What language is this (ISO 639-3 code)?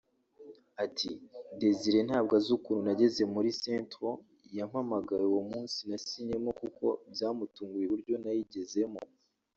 kin